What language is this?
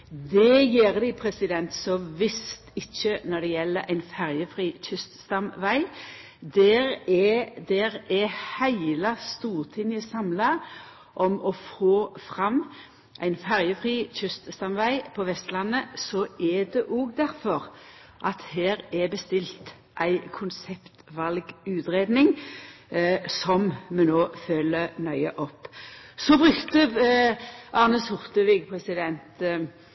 Norwegian Nynorsk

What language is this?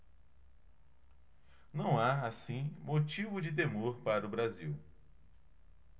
Portuguese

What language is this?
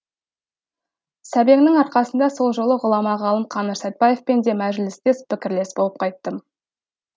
Kazakh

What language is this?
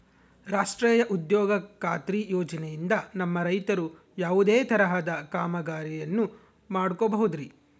Kannada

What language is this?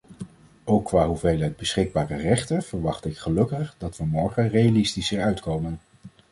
Dutch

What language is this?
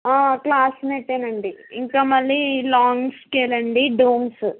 Telugu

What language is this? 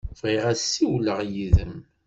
Kabyle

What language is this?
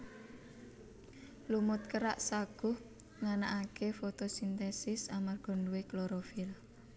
Javanese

